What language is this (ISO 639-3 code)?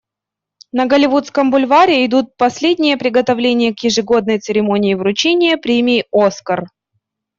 rus